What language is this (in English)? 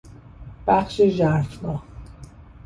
Persian